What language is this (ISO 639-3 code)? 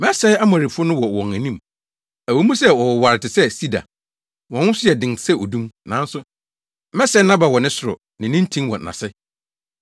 aka